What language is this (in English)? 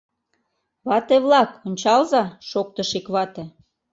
Mari